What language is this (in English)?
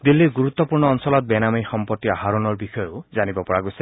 Assamese